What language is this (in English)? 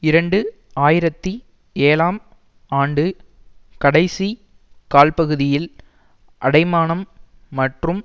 Tamil